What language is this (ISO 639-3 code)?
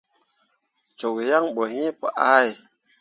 mua